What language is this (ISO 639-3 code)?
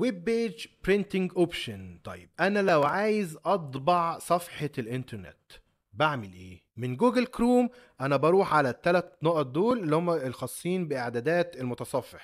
ara